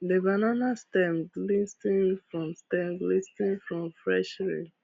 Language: Nigerian Pidgin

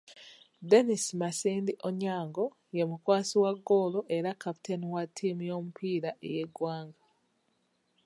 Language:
Ganda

